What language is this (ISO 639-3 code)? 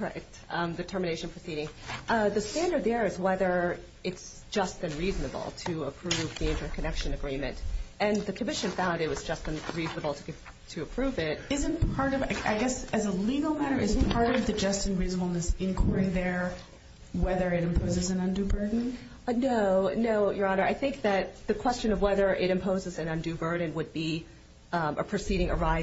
eng